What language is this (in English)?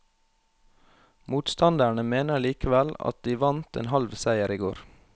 Norwegian